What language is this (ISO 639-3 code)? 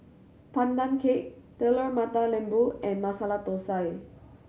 eng